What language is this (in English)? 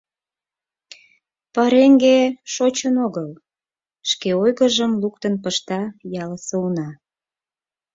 Mari